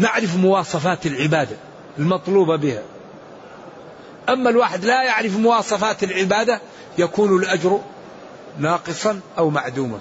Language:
Arabic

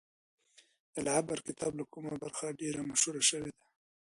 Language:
Pashto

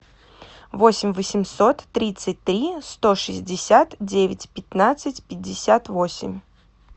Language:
Russian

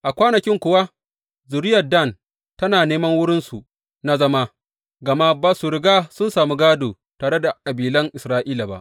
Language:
Hausa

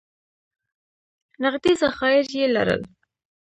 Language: Pashto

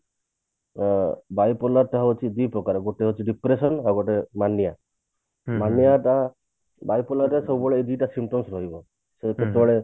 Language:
Odia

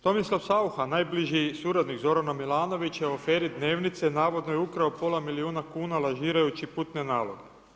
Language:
Croatian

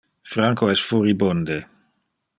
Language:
Interlingua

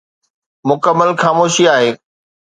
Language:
Sindhi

